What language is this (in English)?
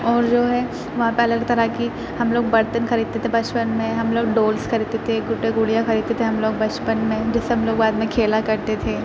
Urdu